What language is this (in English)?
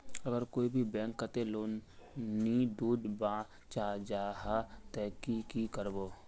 Magahi